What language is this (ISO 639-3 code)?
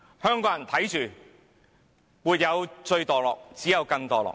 yue